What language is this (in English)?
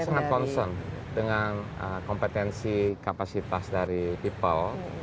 Indonesian